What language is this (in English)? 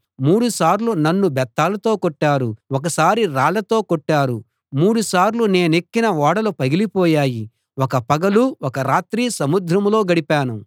Telugu